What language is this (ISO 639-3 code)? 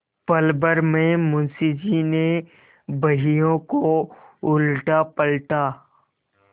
hin